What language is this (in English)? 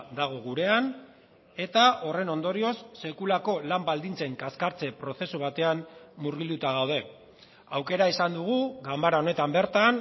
Basque